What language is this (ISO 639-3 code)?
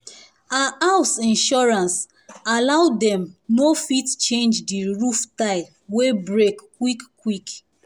pcm